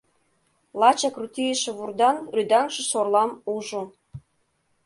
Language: Mari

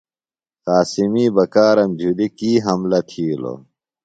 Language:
Phalura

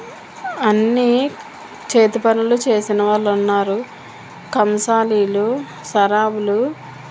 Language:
Telugu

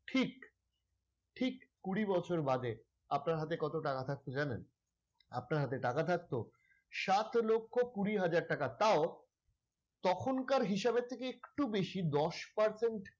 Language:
Bangla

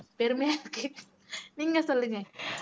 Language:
Tamil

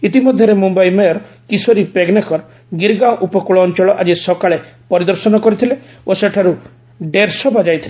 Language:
Odia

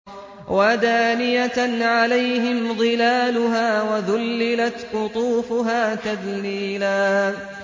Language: Arabic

